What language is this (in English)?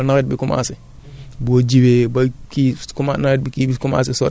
Wolof